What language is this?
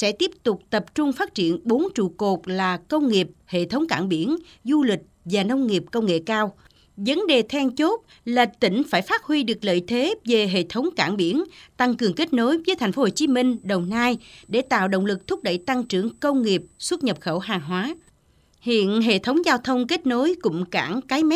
Vietnamese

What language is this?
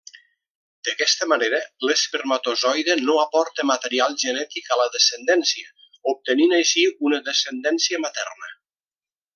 Catalan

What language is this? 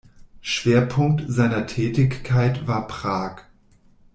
German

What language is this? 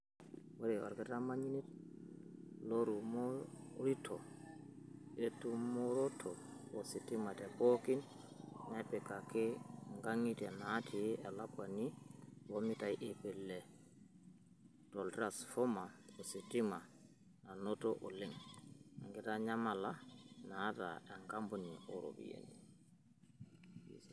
Masai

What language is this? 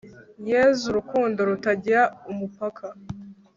Kinyarwanda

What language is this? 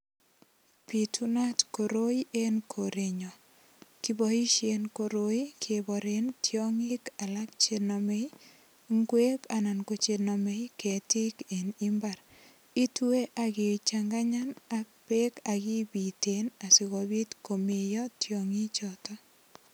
Kalenjin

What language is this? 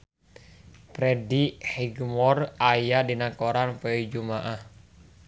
Sundanese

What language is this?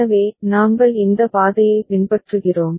Tamil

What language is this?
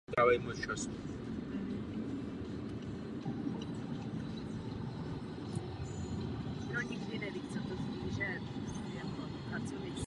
Czech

